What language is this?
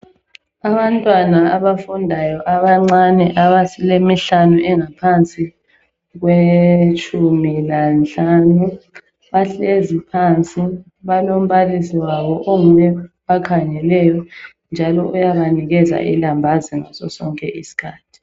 North Ndebele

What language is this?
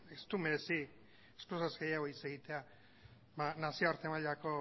Basque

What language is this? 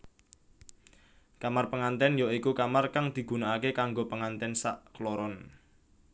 Javanese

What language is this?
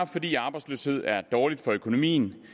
Danish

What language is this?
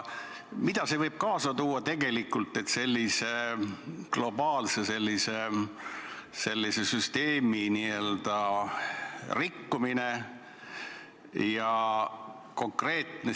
Estonian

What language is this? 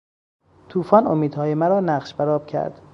Persian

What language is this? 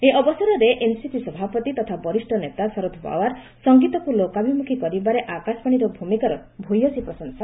Odia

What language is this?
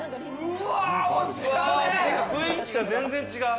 Japanese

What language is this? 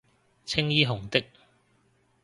Cantonese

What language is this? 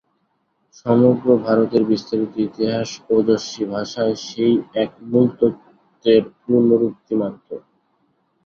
Bangla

